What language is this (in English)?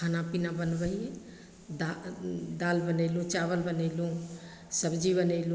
Maithili